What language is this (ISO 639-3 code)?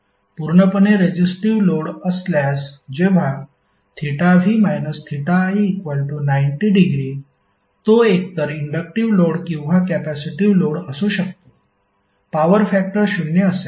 mar